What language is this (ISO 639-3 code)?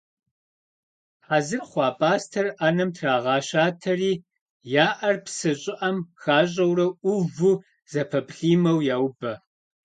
kbd